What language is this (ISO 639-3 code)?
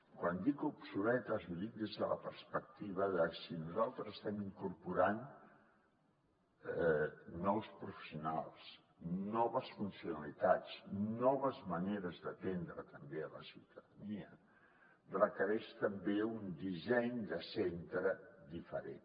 cat